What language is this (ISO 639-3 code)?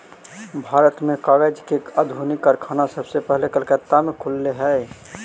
mag